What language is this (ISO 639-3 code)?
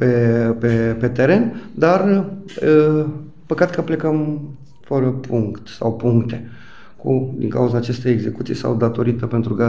ron